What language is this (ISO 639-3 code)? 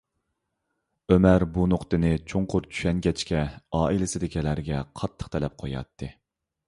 uig